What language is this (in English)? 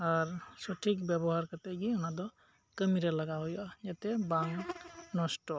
Santali